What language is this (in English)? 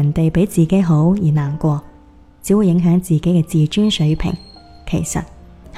Chinese